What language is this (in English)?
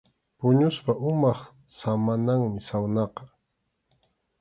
Arequipa-La Unión Quechua